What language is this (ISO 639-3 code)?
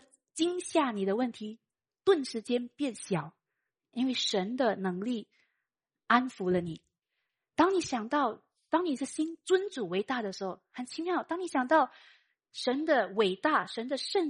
zho